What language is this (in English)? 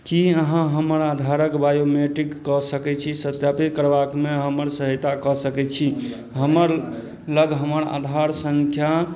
Maithili